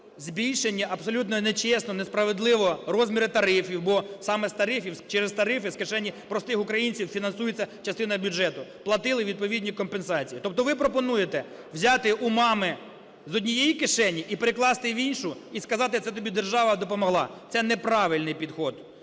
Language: Ukrainian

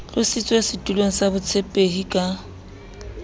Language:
Southern Sotho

